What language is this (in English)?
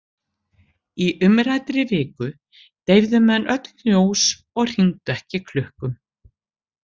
Icelandic